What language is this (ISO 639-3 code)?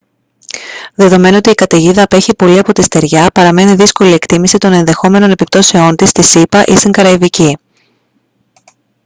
ell